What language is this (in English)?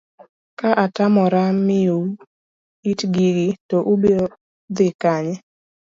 Luo (Kenya and Tanzania)